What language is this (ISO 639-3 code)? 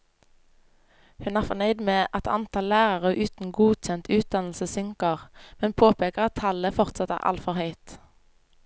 nor